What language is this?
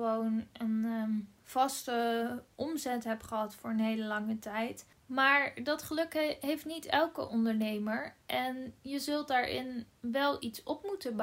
Dutch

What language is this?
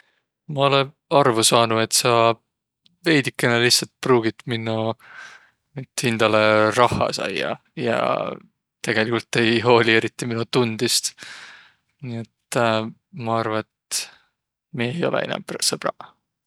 Võro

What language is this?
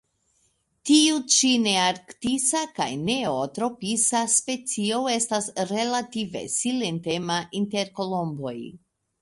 Esperanto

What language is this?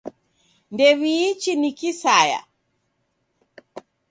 Taita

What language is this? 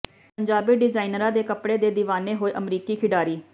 Punjabi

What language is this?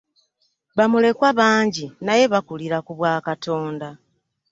Ganda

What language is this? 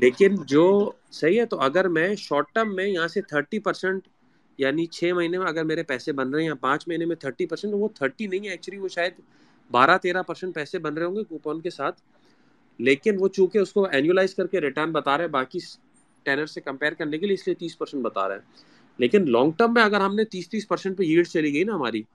Urdu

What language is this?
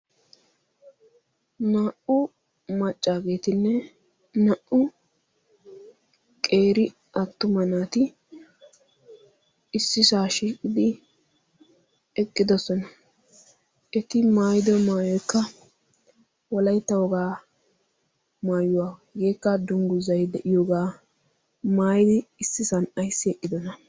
Wolaytta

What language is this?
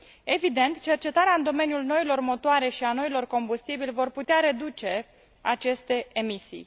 Romanian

